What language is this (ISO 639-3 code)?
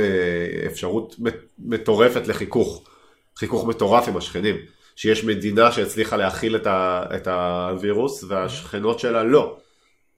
heb